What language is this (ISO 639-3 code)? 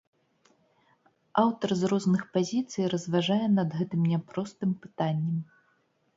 bel